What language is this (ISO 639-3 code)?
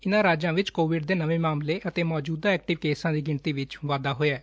pan